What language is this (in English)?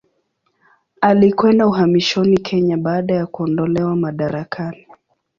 Swahili